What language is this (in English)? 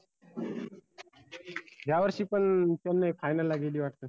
Marathi